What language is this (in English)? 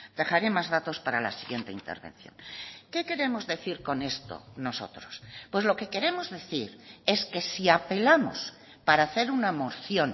Spanish